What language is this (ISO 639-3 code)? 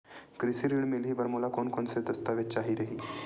hne